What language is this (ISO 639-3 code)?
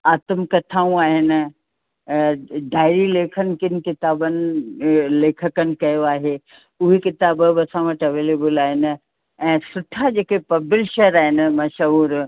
snd